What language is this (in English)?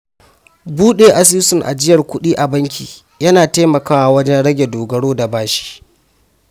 Hausa